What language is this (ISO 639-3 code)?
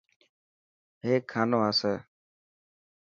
mki